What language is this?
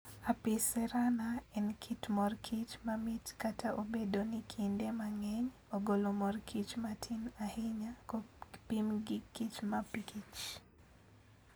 Luo (Kenya and Tanzania)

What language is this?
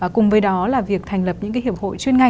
Vietnamese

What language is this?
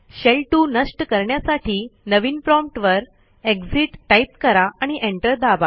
Marathi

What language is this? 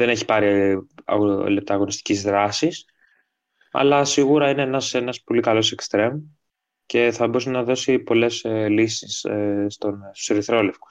Greek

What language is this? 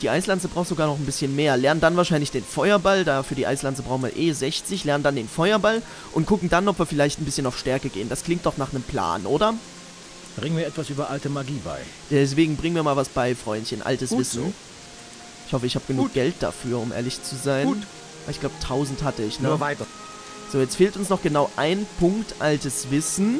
German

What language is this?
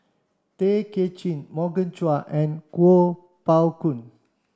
English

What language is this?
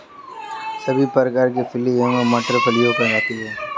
Hindi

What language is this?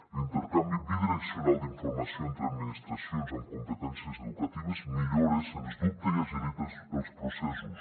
Catalan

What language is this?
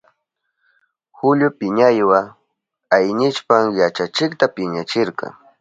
Southern Pastaza Quechua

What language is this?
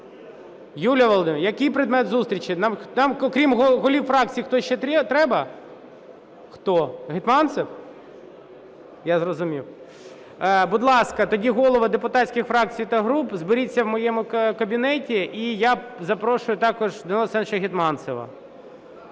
Ukrainian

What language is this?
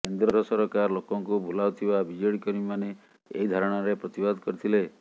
Odia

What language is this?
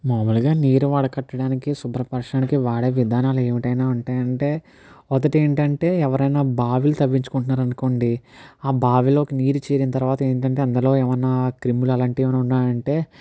Telugu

